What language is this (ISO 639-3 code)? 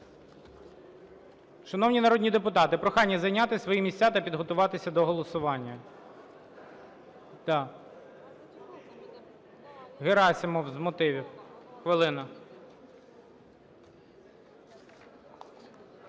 ukr